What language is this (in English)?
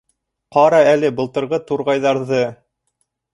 Bashkir